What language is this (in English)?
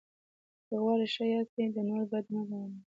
Pashto